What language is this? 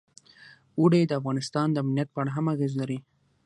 Pashto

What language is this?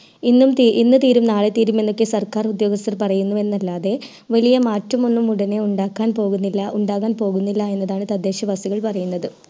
Malayalam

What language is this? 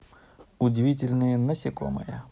Russian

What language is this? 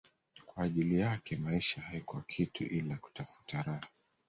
Swahili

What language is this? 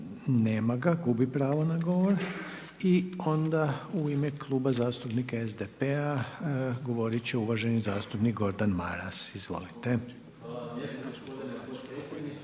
Croatian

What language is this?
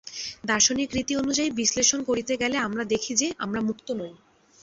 Bangla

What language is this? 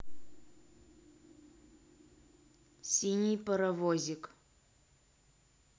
Russian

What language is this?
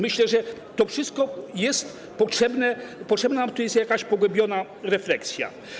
Polish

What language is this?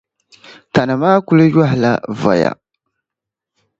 Dagbani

